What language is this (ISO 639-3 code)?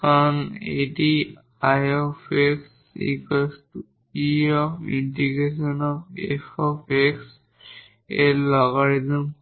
ben